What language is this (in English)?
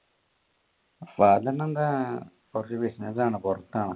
Malayalam